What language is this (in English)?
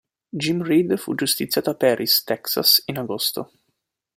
Italian